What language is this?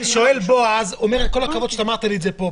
Hebrew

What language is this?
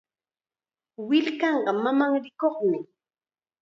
Chiquián Ancash Quechua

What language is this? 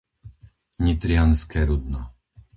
Slovak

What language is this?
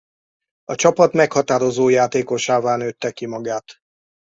Hungarian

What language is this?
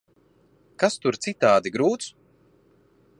Latvian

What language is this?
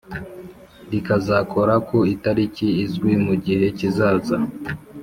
Kinyarwanda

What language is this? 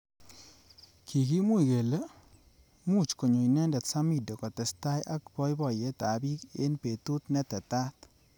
Kalenjin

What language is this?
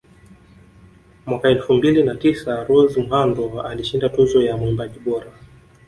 Swahili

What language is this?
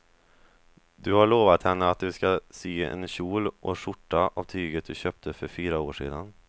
Swedish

